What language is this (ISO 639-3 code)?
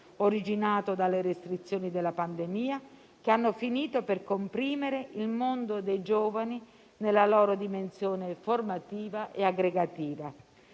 ita